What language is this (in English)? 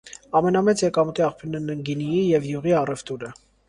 Armenian